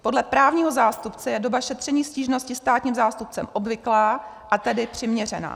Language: Czech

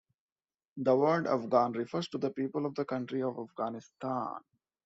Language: English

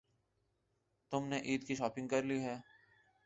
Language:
Urdu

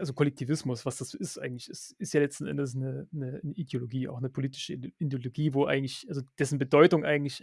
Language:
German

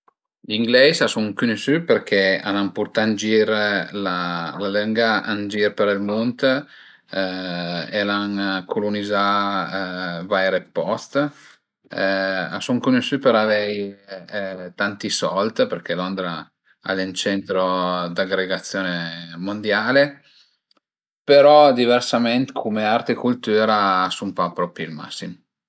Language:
Piedmontese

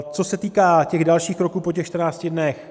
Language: Czech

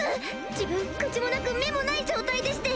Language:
Japanese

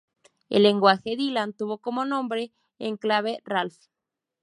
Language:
Spanish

